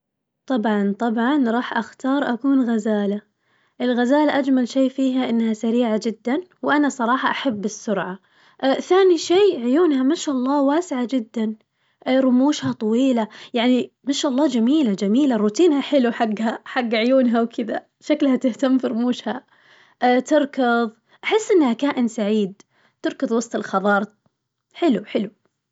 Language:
Najdi Arabic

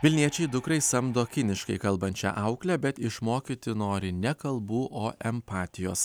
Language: Lithuanian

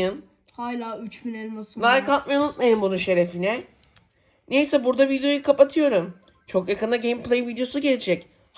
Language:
Turkish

